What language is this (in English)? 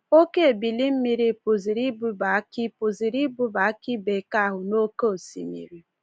Igbo